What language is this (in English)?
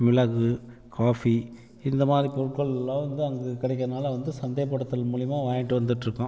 Tamil